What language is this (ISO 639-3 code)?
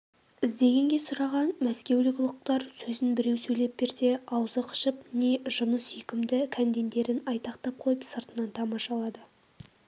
kaz